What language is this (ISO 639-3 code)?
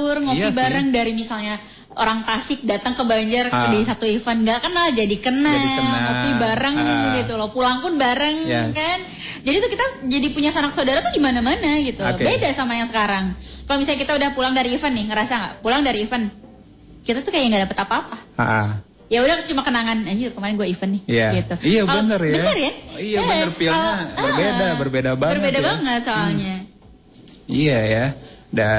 ind